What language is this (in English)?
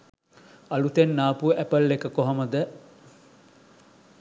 Sinhala